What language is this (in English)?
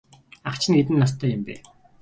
Mongolian